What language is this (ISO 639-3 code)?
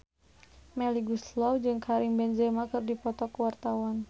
sun